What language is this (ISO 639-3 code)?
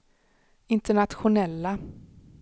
swe